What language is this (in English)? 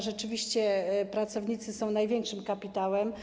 Polish